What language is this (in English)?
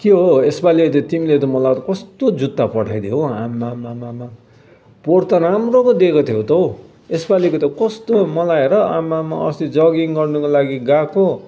Nepali